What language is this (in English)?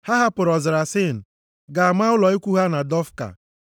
Igbo